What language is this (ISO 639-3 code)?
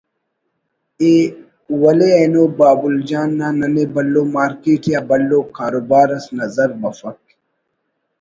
brh